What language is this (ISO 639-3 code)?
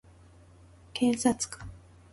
jpn